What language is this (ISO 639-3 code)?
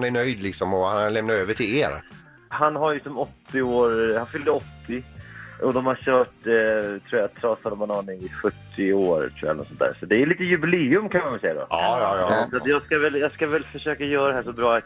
swe